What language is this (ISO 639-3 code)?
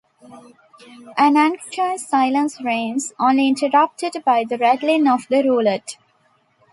eng